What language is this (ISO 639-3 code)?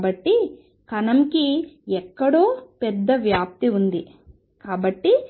tel